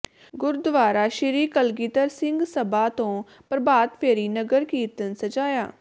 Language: Punjabi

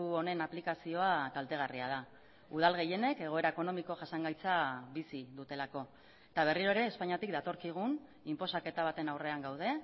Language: Basque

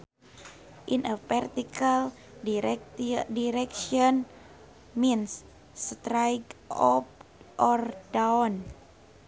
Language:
Sundanese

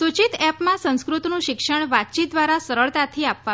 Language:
Gujarati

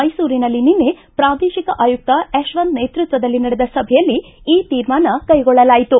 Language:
Kannada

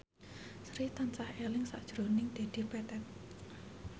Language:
Javanese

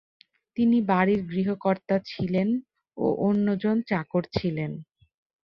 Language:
Bangla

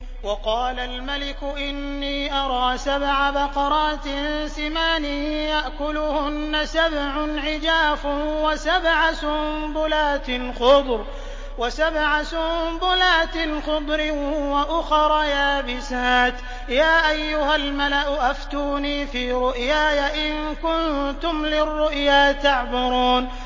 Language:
Arabic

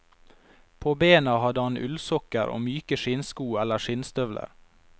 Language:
Norwegian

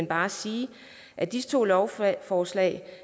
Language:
Danish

